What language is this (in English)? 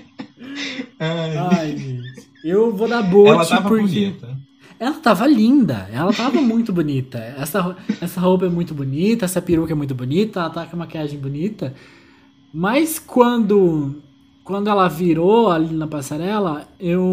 Portuguese